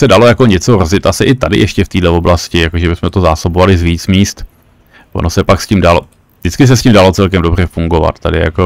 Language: Czech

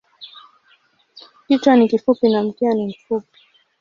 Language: Swahili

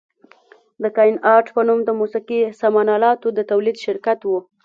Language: Pashto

